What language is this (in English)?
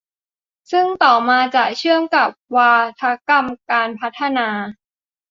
Thai